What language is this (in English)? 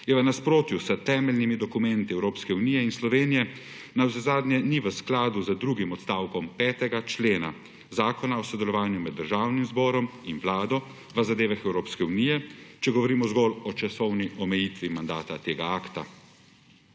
Slovenian